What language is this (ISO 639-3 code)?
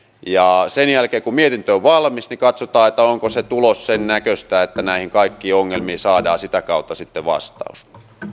fin